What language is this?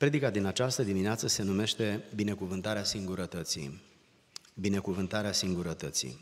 Romanian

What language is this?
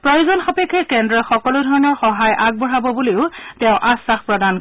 Assamese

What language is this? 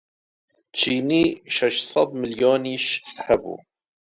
Central Kurdish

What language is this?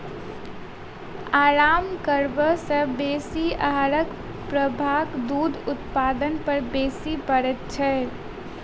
Maithili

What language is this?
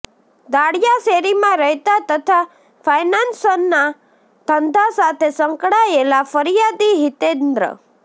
Gujarati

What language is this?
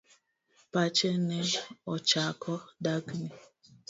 Luo (Kenya and Tanzania)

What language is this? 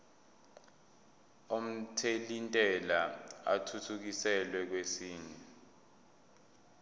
Zulu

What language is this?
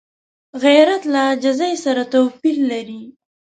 Pashto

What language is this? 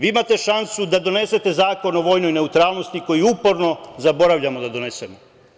Serbian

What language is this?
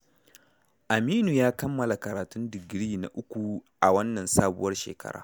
Hausa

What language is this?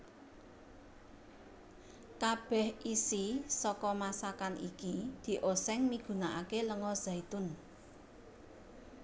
Javanese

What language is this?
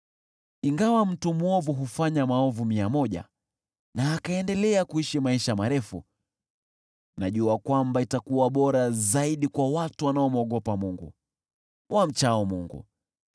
Swahili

